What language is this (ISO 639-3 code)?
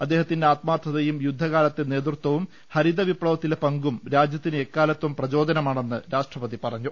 mal